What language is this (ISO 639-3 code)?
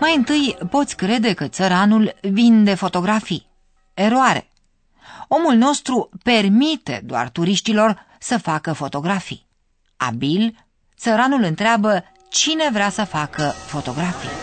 ron